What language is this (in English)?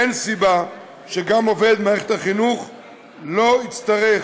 Hebrew